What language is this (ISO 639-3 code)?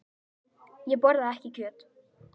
isl